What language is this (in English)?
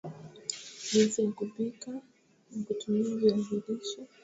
Swahili